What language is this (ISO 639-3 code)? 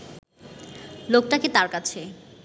ben